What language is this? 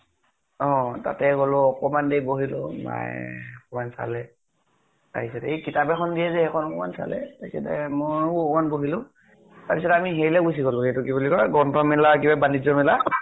Assamese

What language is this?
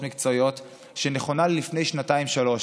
Hebrew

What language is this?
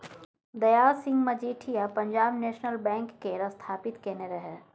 Maithili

